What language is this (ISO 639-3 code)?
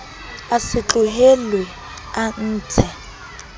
sot